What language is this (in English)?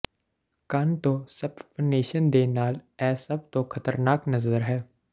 Punjabi